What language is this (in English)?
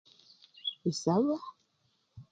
Luyia